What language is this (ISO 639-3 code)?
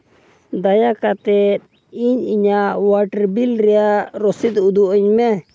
sat